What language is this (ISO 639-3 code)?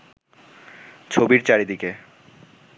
ben